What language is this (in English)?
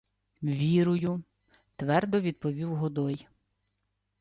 Ukrainian